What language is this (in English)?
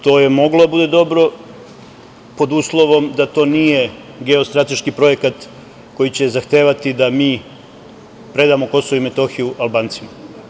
Serbian